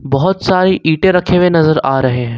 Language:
Hindi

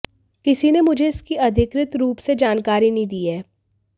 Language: Hindi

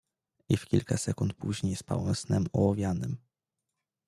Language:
Polish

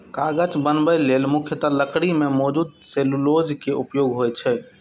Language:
Maithili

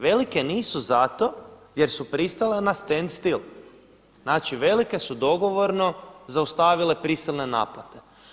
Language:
Croatian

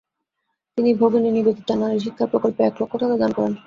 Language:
Bangla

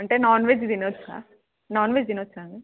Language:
Telugu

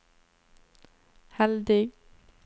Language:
Norwegian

